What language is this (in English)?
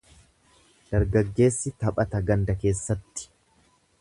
Oromo